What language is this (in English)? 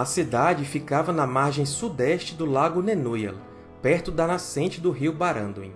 Portuguese